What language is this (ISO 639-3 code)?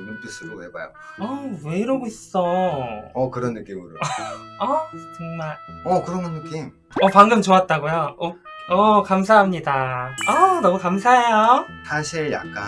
kor